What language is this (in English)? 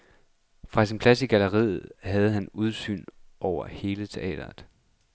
Danish